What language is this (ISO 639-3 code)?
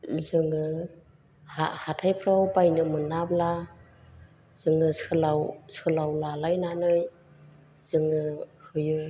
brx